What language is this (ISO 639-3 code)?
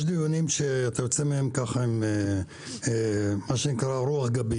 heb